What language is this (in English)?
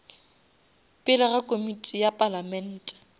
Northern Sotho